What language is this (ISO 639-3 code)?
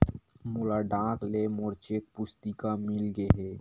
hne